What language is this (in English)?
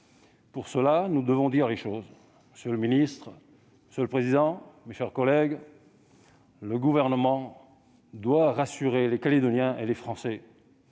French